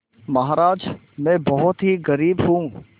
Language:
Hindi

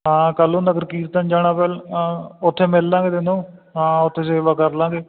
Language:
Punjabi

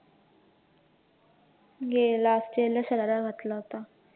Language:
Marathi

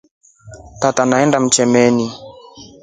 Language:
Rombo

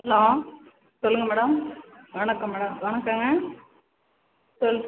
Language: Tamil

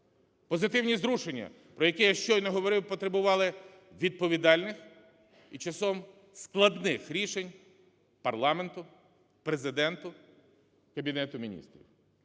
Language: Ukrainian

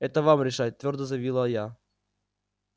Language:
Russian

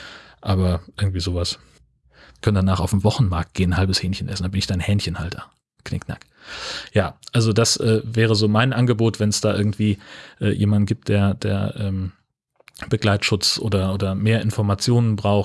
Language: German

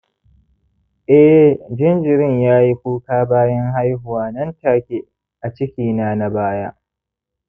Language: Hausa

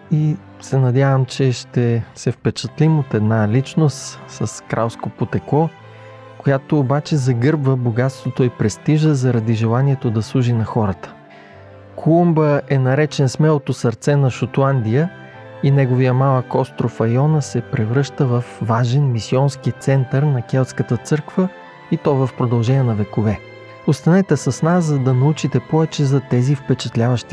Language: Bulgarian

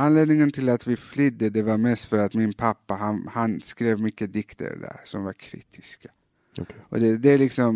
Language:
Swedish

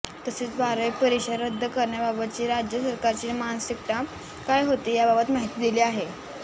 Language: Marathi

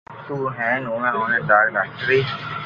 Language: Loarki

